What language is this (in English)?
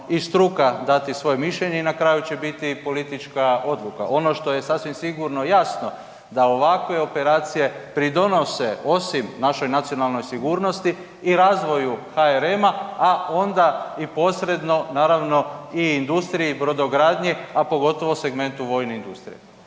Croatian